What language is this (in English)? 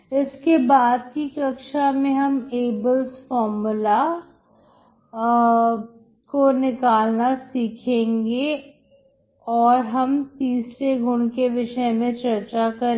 Hindi